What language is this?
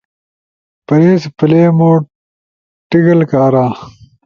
Ushojo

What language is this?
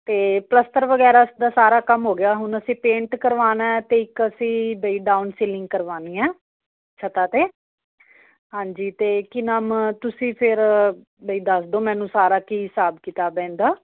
Punjabi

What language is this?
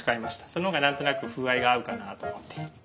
Japanese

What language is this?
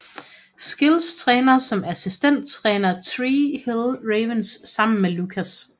Danish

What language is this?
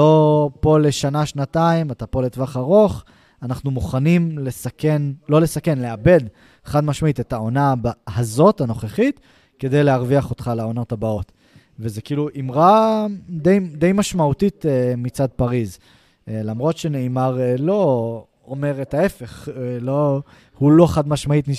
Hebrew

